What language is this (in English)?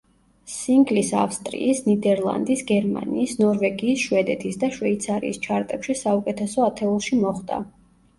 Georgian